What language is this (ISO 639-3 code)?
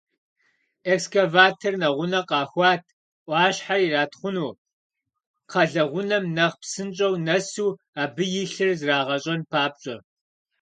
kbd